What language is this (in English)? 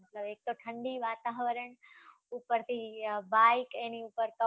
Gujarati